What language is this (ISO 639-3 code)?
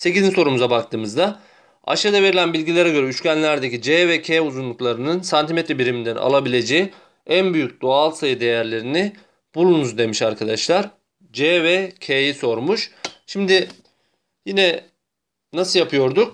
tur